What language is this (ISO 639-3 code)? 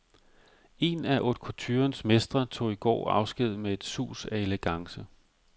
dan